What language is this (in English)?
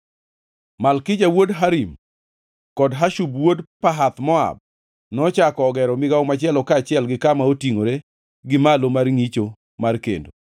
Luo (Kenya and Tanzania)